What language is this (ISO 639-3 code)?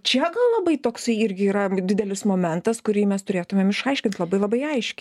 lit